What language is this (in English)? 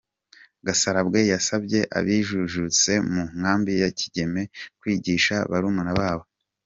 Kinyarwanda